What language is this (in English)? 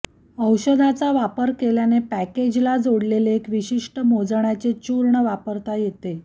Marathi